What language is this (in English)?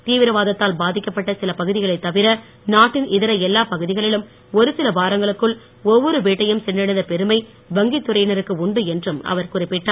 Tamil